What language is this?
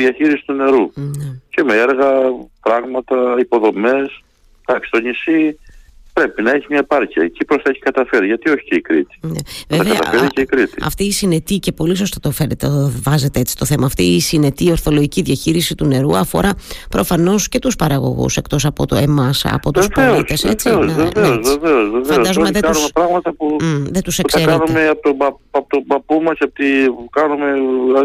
Greek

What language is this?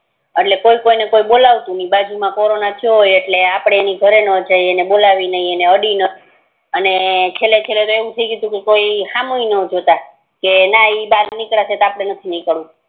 Gujarati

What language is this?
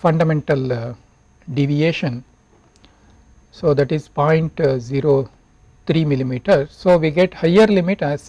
English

